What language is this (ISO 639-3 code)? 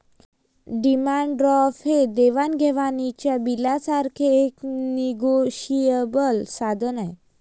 mar